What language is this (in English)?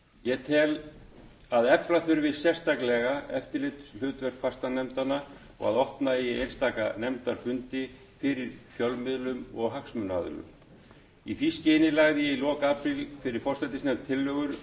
Icelandic